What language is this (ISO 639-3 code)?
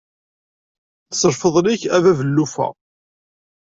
kab